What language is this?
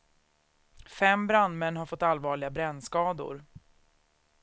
Swedish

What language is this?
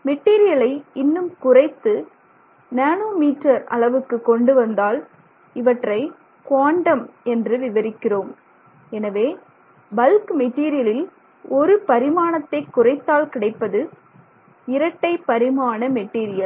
Tamil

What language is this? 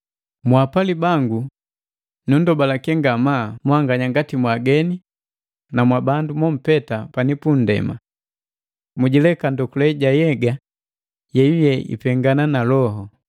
Matengo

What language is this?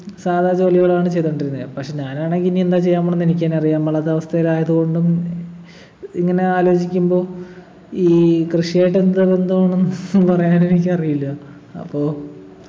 Malayalam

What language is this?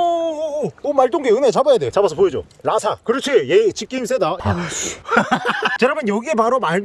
Korean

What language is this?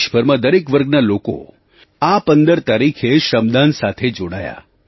Gujarati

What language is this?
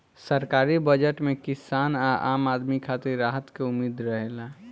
Bhojpuri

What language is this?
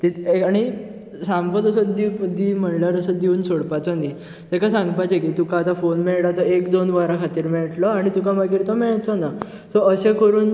Konkani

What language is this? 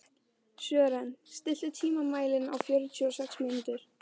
Icelandic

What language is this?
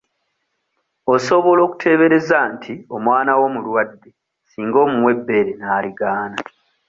Ganda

